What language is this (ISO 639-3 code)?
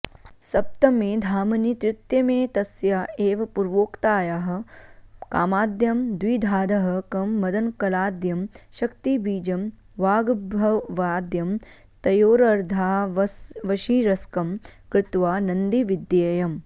san